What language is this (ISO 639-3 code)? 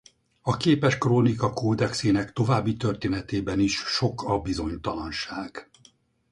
hun